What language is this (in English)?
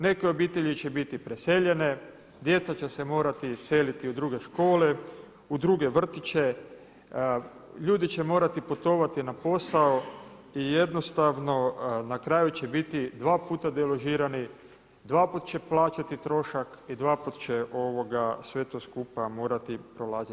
Croatian